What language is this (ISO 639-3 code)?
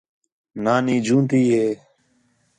xhe